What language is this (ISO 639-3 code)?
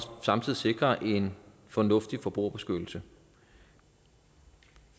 dan